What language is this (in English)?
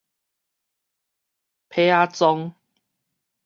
Min Nan Chinese